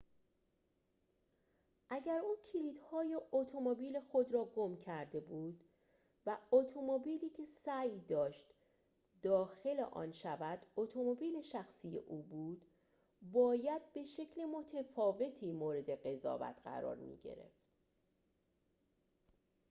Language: Persian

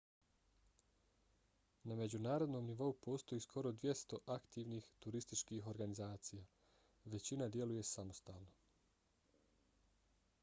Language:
Bosnian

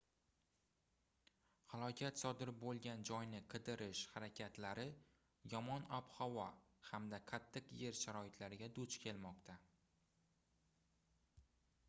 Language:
Uzbek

